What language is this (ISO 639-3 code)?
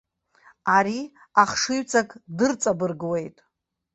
abk